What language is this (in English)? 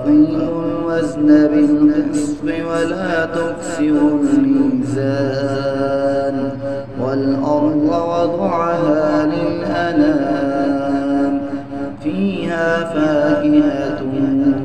Arabic